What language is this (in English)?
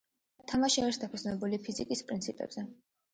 Georgian